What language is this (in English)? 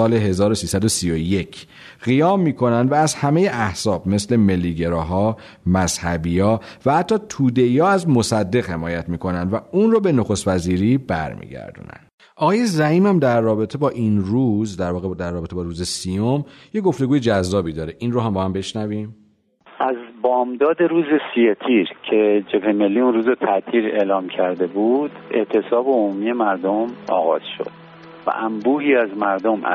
Persian